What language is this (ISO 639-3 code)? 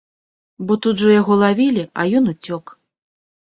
bel